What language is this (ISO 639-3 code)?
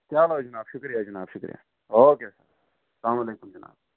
kas